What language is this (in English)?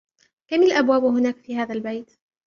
Arabic